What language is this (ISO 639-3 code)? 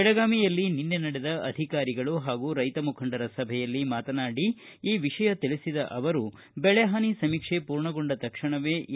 kan